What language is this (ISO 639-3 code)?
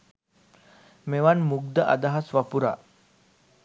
sin